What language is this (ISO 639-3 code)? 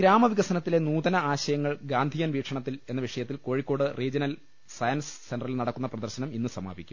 mal